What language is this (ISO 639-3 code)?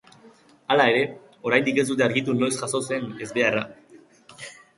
eus